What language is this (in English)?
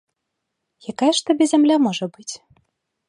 Belarusian